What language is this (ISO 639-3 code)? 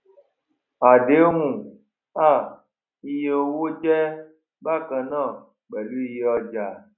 yor